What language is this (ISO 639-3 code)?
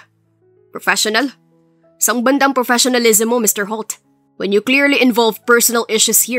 fil